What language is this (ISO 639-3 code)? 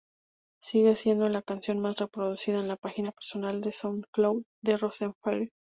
spa